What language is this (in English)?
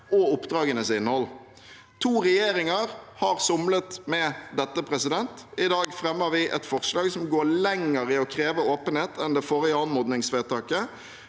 Norwegian